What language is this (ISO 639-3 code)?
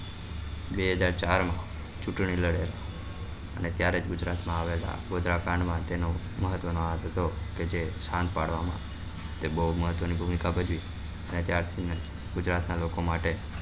guj